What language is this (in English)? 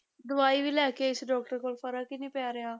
Punjabi